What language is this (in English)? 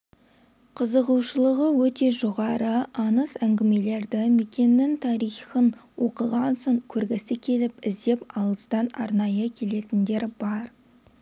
Kazakh